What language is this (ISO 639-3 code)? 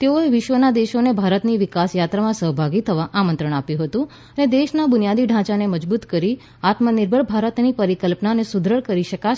guj